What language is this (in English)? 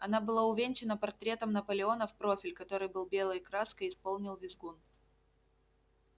Russian